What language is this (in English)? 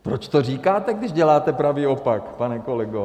Czech